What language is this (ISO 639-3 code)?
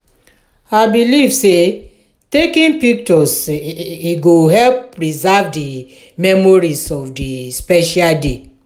pcm